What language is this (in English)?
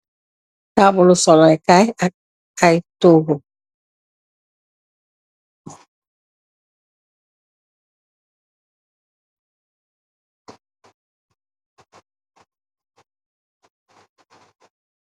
Wolof